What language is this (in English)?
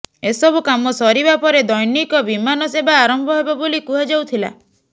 Odia